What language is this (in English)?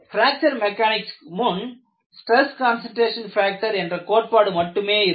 Tamil